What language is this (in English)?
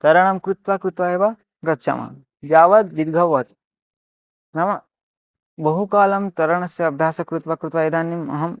Sanskrit